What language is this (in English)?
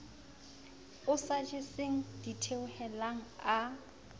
Southern Sotho